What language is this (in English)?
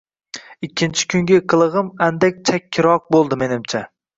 Uzbek